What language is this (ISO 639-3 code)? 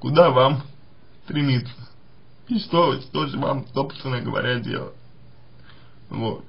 rus